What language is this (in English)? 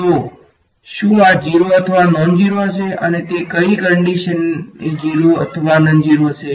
Gujarati